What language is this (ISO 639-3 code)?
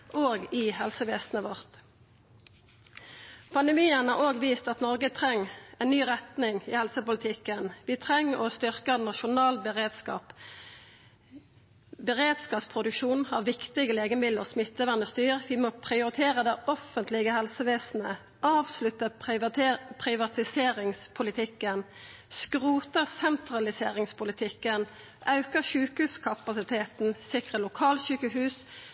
nno